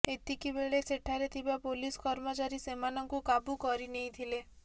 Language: Odia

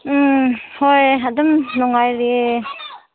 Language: Manipuri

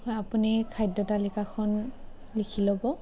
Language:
Assamese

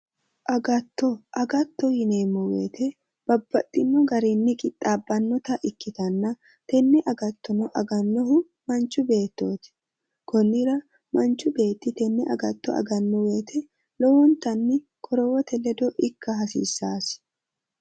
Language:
Sidamo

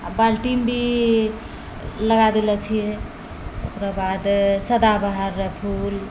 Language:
Maithili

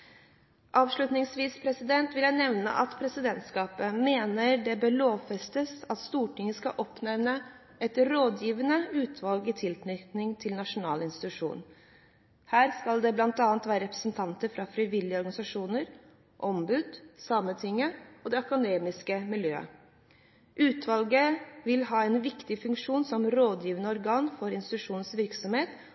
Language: Norwegian Bokmål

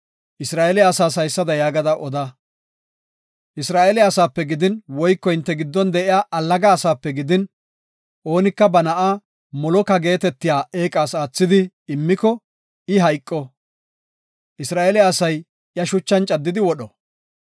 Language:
Gofa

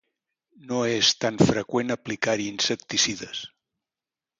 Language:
Catalan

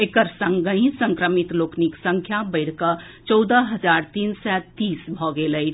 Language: Maithili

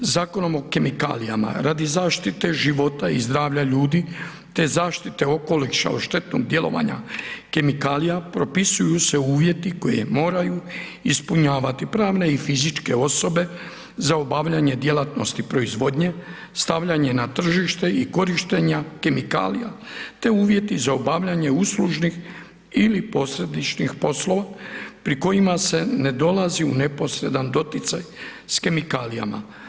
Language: Croatian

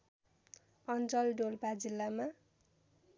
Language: Nepali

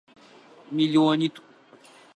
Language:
Adyghe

